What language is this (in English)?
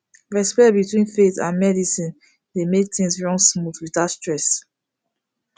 Nigerian Pidgin